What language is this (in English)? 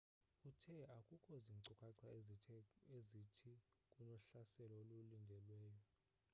Xhosa